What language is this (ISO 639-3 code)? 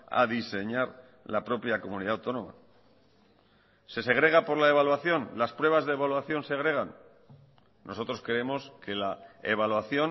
spa